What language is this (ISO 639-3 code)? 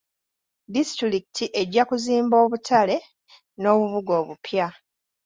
lug